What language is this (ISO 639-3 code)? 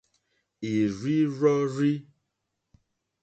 bri